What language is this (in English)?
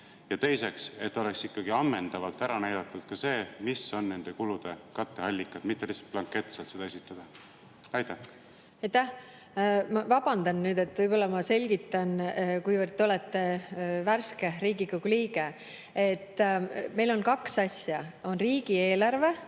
Estonian